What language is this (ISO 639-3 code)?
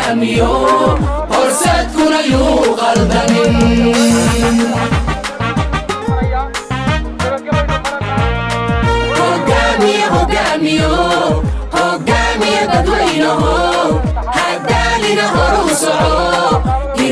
ara